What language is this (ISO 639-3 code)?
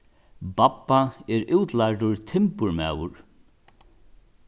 fao